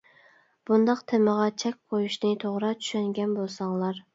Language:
Uyghur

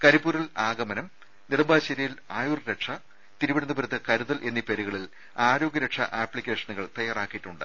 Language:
Malayalam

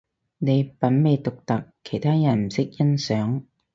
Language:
Cantonese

